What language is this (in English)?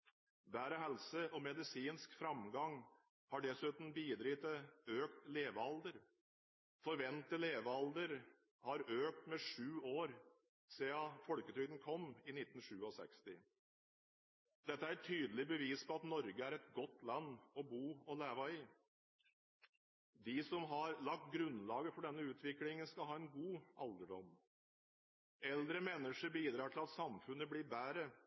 Norwegian Bokmål